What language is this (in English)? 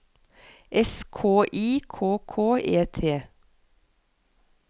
Norwegian